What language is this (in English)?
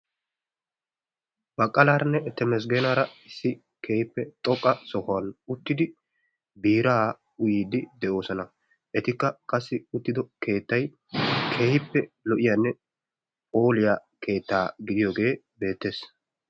Wolaytta